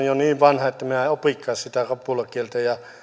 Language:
Finnish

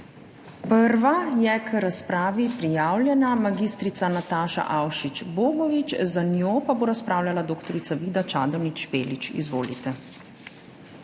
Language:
Slovenian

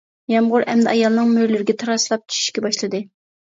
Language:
Uyghur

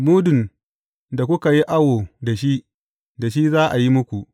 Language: Hausa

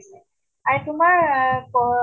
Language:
Assamese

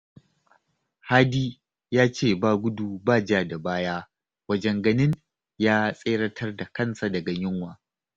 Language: Hausa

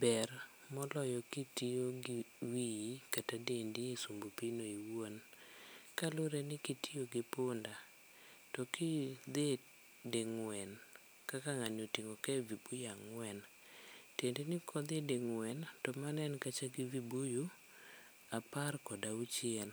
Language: Luo (Kenya and Tanzania)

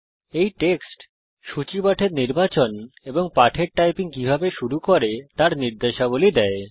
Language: Bangla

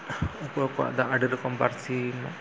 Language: Santali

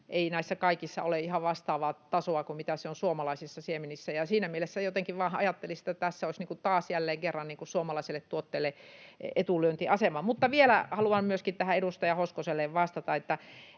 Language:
Finnish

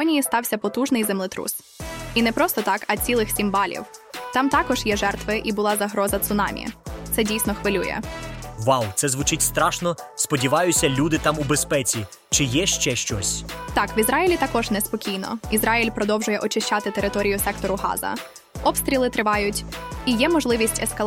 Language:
Ukrainian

